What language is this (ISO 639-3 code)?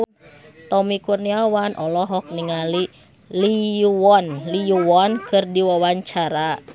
sun